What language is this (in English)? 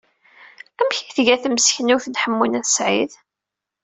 Kabyle